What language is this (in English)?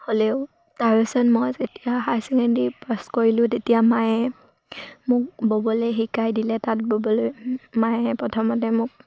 Assamese